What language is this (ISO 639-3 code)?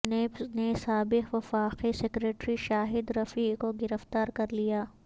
urd